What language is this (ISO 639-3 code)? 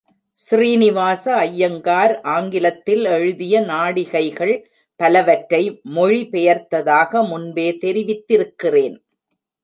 tam